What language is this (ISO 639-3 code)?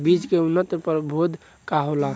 bho